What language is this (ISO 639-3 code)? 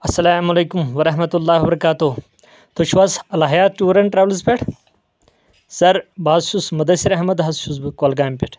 kas